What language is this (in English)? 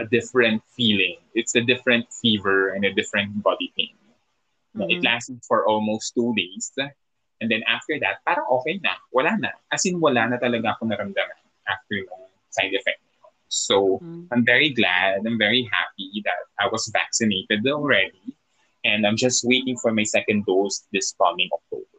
Filipino